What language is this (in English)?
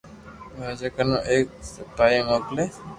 Loarki